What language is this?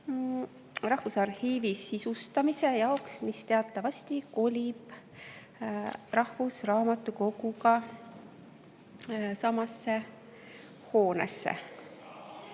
Estonian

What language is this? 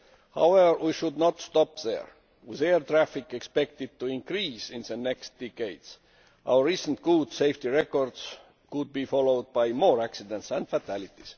English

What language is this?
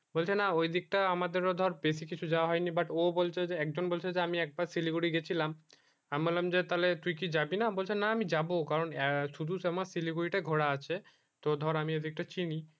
Bangla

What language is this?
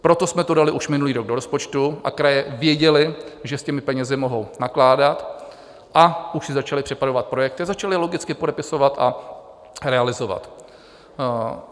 Czech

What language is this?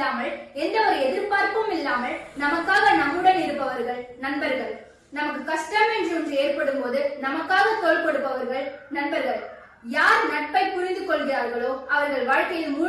Tamil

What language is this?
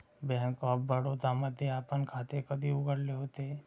Marathi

